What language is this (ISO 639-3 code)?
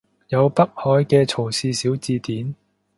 yue